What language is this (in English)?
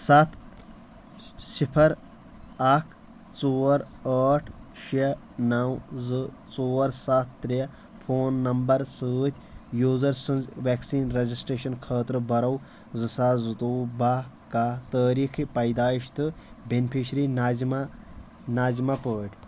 Kashmiri